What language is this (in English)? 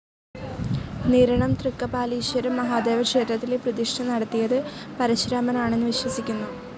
Malayalam